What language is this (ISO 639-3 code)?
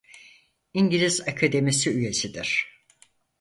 tur